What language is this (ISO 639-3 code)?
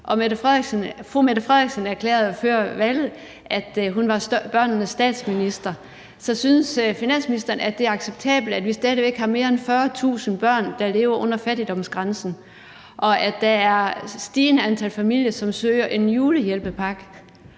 dan